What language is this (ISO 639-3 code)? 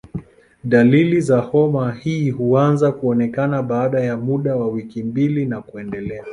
swa